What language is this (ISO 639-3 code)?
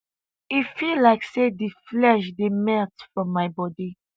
pcm